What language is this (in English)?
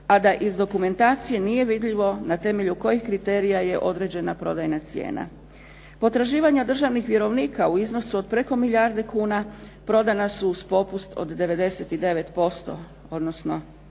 Croatian